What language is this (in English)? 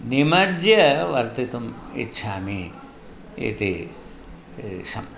Sanskrit